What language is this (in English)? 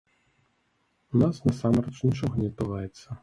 Belarusian